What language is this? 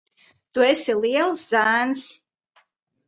Latvian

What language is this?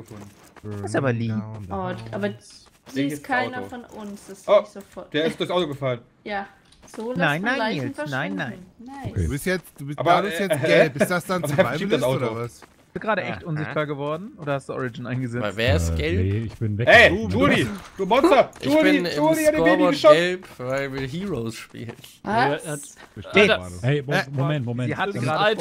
German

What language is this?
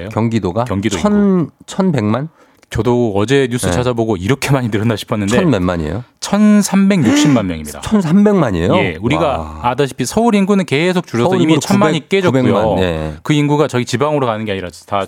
Korean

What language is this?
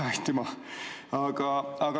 Estonian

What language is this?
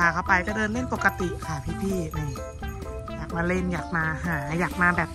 Thai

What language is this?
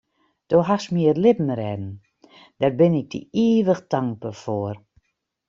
Western Frisian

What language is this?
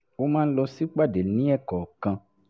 Yoruba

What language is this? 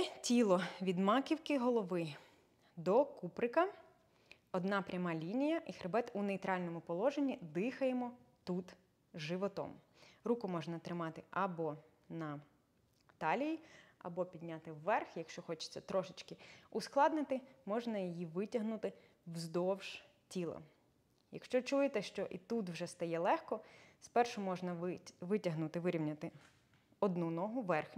Ukrainian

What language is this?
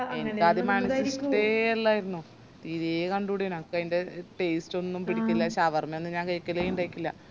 Malayalam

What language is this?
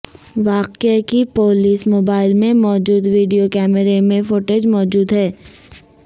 Urdu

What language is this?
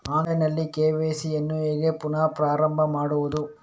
Kannada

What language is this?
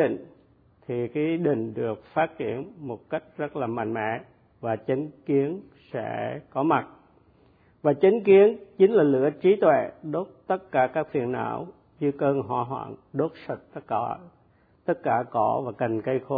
Vietnamese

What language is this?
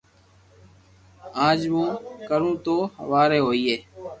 Loarki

